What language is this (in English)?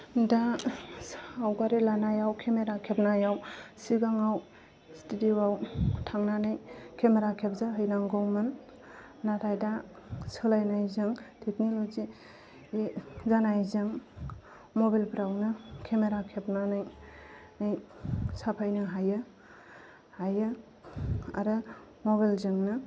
Bodo